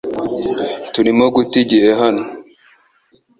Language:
Kinyarwanda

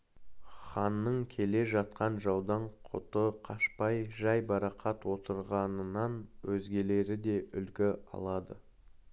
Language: Kazakh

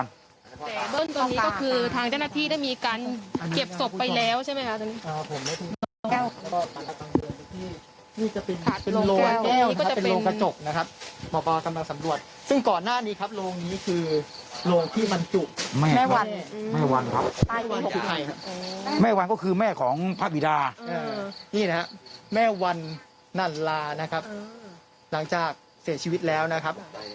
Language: Thai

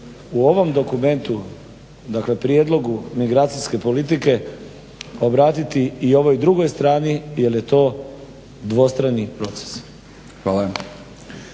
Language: Croatian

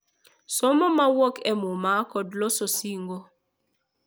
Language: Luo (Kenya and Tanzania)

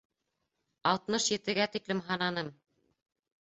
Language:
Bashkir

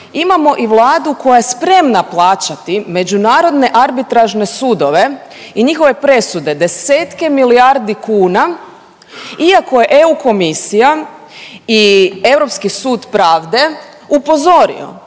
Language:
Croatian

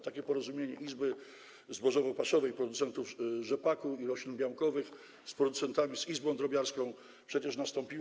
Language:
Polish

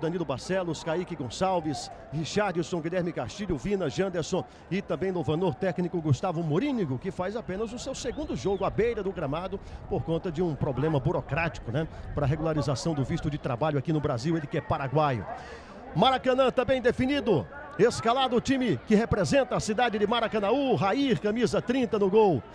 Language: Portuguese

